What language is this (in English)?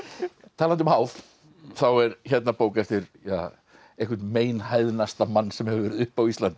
Icelandic